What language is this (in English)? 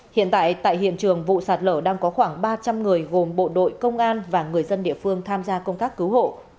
Vietnamese